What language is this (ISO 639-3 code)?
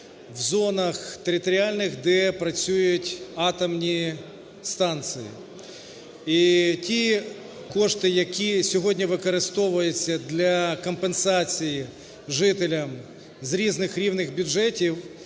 ukr